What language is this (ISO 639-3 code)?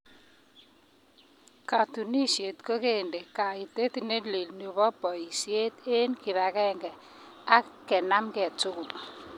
kln